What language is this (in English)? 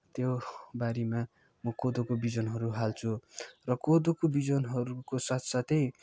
Nepali